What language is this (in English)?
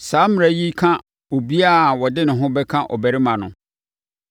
Akan